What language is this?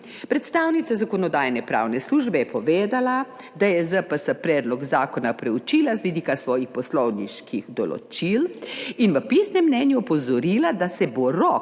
Slovenian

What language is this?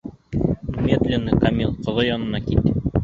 Bashkir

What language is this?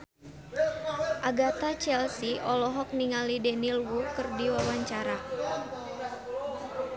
Sundanese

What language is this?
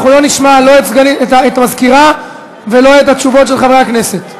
Hebrew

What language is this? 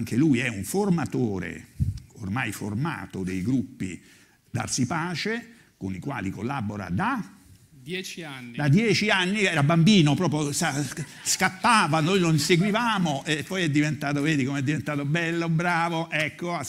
Italian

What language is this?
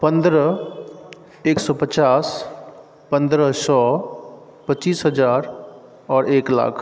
Maithili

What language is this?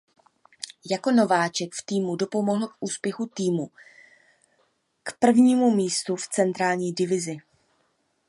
Czech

